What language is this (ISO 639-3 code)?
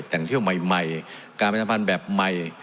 tha